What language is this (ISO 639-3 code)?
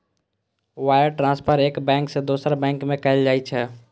mai